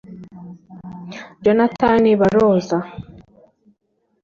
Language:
Kinyarwanda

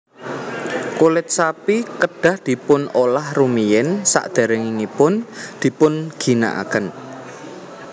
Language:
Javanese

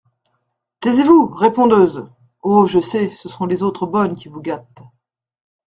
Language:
French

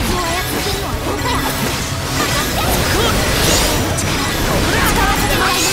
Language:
Japanese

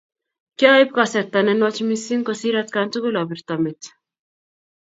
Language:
Kalenjin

